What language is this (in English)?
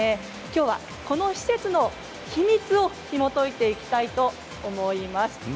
Japanese